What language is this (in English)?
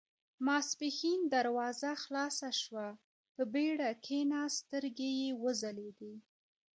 Pashto